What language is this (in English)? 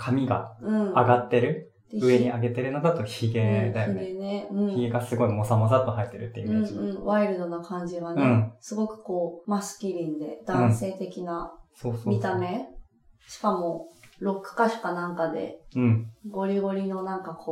Japanese